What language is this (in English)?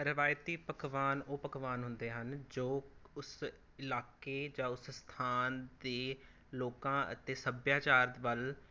Punjabi